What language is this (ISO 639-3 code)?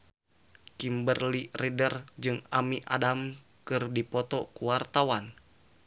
sun